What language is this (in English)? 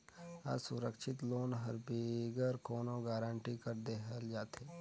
Chhattisgarhi